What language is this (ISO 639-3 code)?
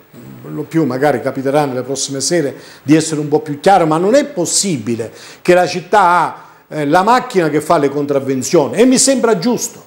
ita